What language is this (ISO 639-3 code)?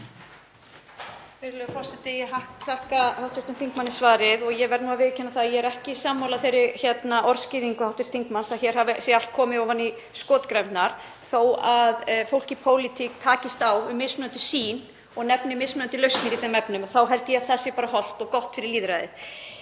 isl